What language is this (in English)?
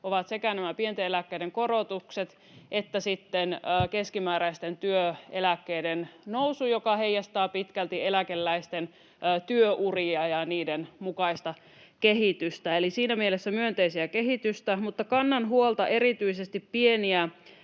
Finnish